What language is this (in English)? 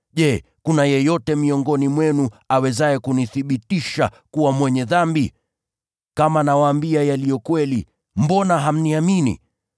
Swahili